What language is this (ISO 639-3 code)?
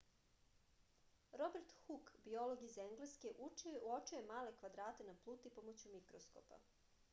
srp